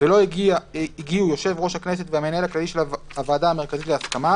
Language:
Hebrew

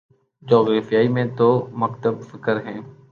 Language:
Urdu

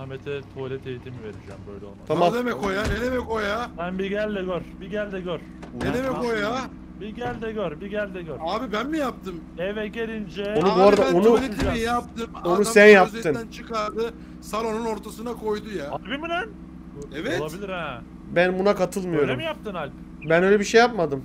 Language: Turkish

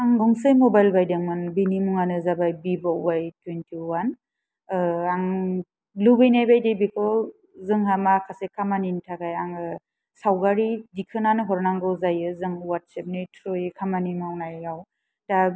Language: Bodo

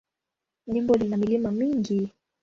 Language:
Swahili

